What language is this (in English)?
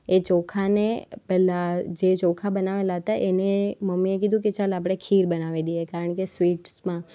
Gujarati